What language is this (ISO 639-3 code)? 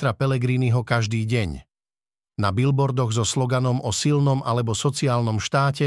slk